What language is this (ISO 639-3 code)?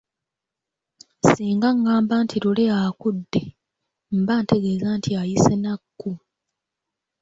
lug